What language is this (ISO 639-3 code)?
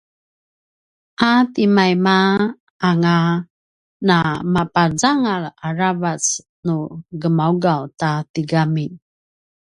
pwn